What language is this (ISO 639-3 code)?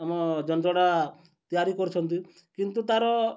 ori